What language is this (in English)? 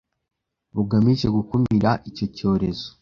Kinyarwanda